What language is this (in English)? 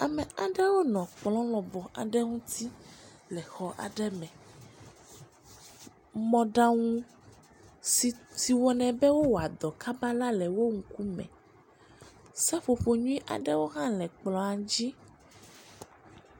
Ewe